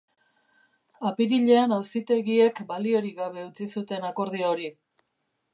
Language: Basque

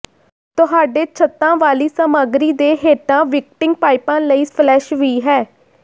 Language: Punjabi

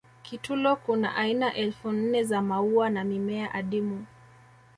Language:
Swahili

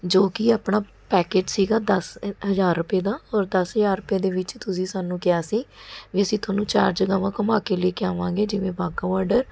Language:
Punjabi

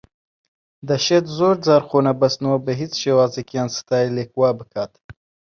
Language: Central Kurdish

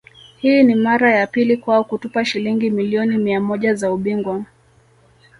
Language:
Swahili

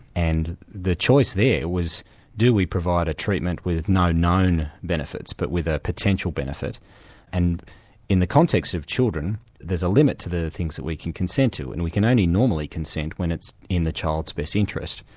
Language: English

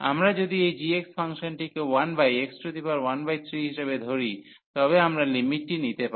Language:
Bangla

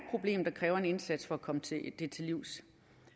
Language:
Danish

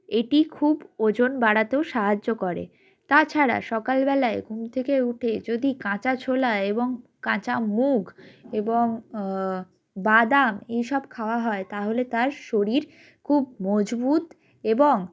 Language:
Bangla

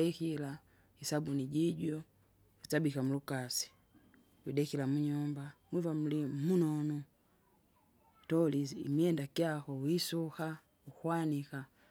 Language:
Kinga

